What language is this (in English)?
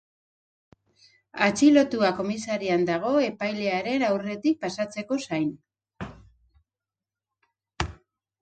Basque